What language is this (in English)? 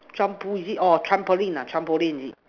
English